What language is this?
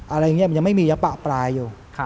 Thai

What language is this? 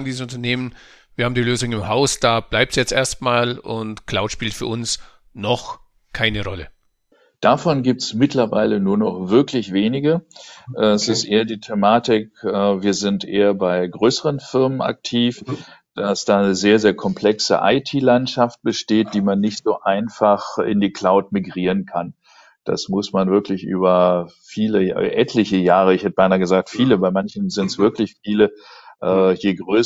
German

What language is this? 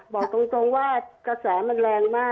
Thai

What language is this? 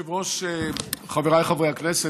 Hebrew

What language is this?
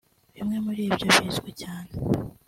Kinyarwanda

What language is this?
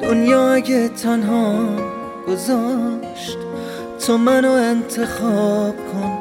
Persian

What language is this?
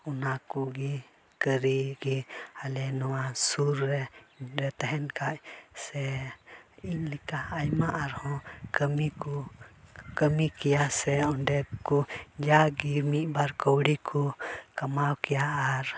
Santali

